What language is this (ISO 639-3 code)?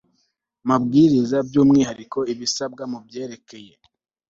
kin